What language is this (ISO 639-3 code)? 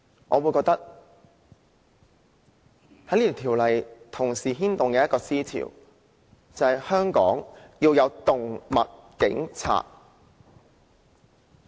yue